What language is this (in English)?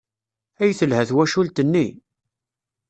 Kabyle